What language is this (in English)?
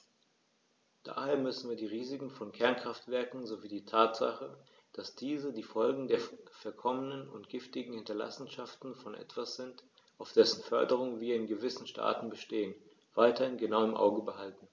German